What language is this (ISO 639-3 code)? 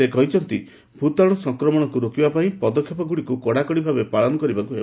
ori